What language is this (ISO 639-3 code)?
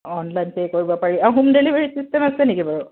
asm